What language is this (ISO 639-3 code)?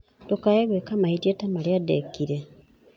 kik